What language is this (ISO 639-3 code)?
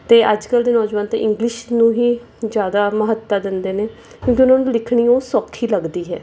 pan